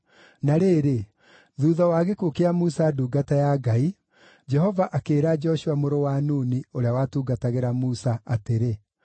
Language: Kikuyu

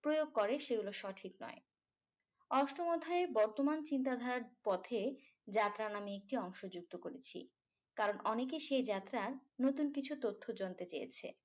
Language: Bangla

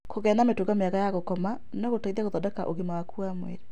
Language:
Kikuyu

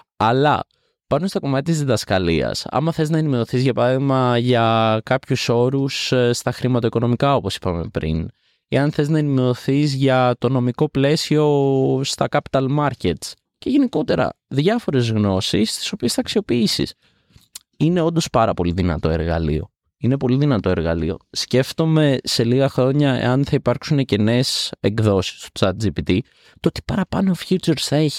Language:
Greek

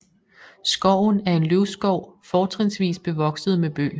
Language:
Danish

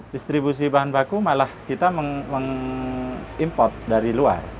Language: Indonesian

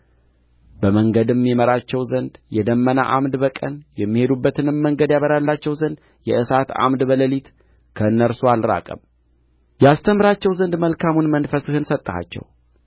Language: Amharic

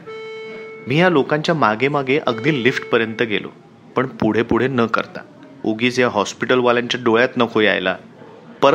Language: Marathi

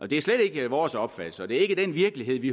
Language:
Danish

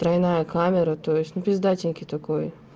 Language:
Russian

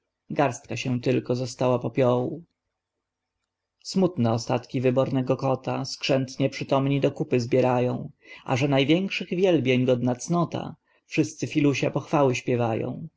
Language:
Polish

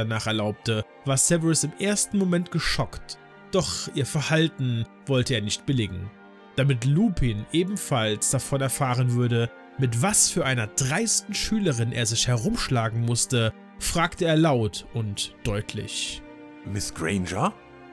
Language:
German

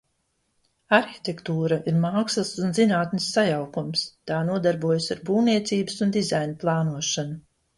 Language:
Latvian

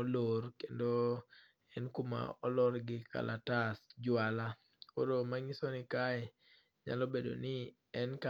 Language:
Luo (Kenya and Tanzania)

